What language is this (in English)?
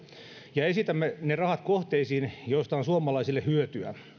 Finnish